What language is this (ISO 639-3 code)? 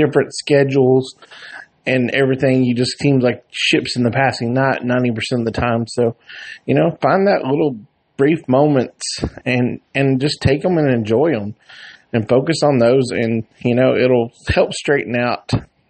eng